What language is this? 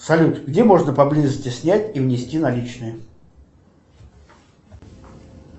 Russian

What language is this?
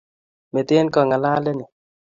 Kalenjin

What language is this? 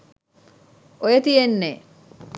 Sinhala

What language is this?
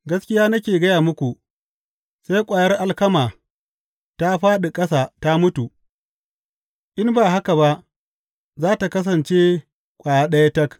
Hausa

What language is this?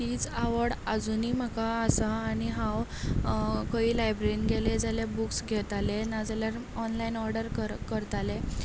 Konkani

